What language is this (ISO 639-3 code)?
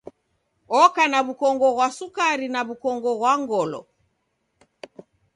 dav